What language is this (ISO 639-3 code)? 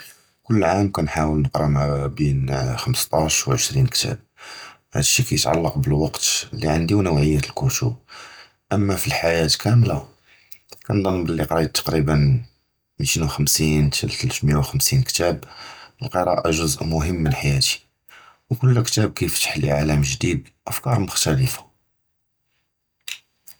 jrb